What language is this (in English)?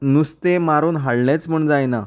Konkani